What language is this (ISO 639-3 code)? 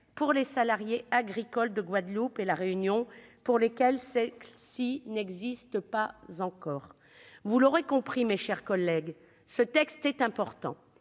fra